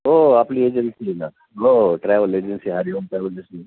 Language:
Marathi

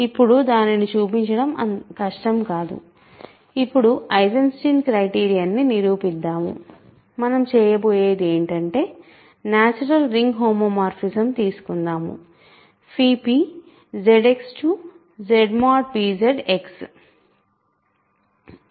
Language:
Telugu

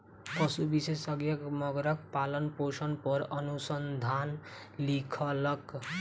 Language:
Maithili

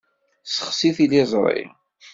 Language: Kabyle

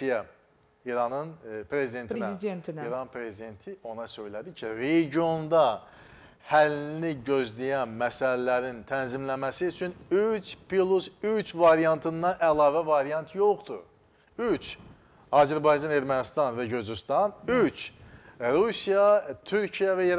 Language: Turkish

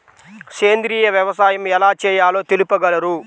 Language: Telugu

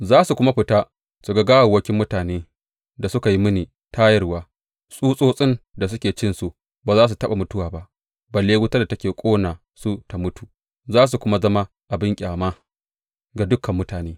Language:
Hausa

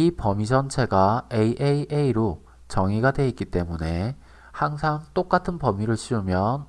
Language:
Korean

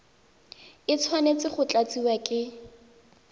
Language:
Tswana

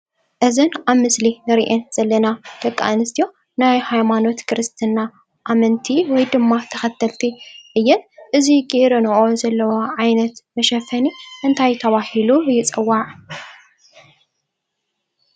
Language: Tigrinya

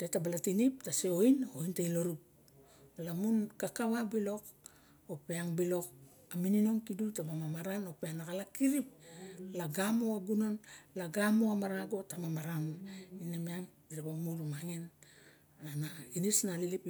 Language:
Barok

